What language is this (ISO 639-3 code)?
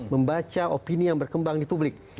ind